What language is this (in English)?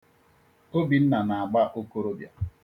Igbo